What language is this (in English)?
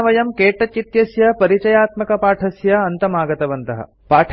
Sanskrit